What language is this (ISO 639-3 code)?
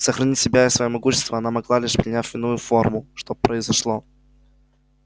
rus